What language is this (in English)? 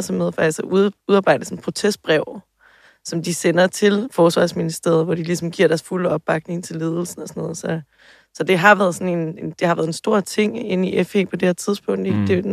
Danish